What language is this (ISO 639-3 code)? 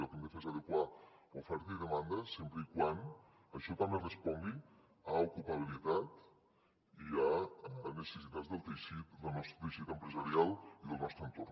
cat